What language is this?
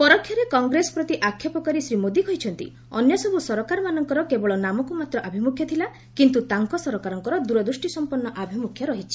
Odia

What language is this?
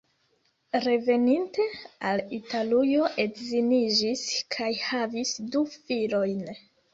Esperanto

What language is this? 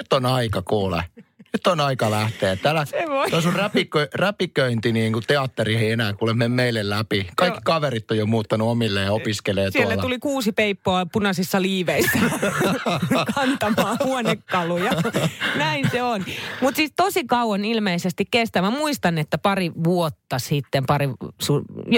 Finnish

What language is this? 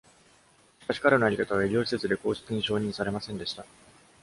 Japanese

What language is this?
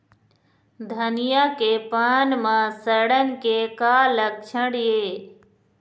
Chhattisgarhi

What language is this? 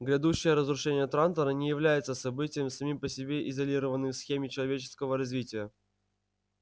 Russian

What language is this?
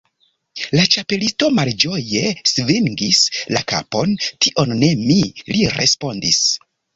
Esperanto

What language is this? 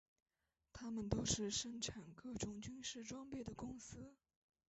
Chinese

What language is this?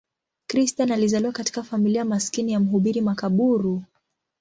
Swahili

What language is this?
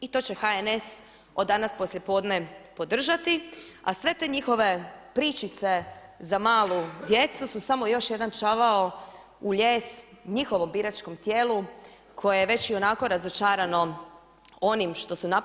Croatian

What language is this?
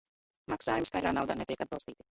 Latvian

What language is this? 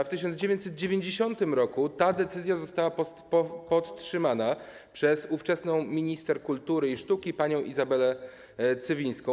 Polish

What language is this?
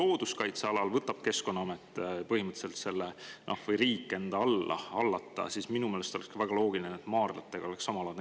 Estonian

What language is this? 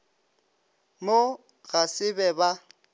Northern Sotho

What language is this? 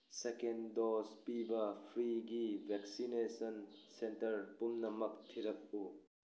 Manipuri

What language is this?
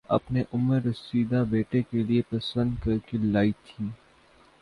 Urdu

